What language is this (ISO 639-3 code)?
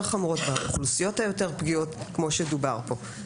heb